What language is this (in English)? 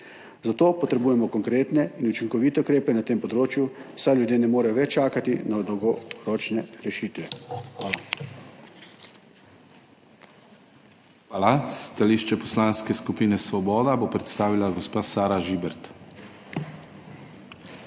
Slovenian